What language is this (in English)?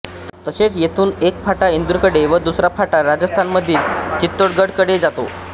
Marathi